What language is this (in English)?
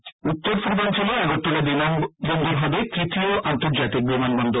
Bangla